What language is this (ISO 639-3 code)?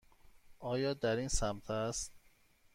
fas